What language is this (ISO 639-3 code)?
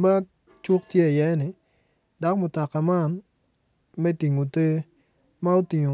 ach